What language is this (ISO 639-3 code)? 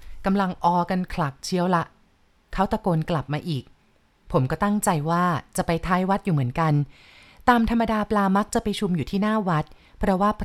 tha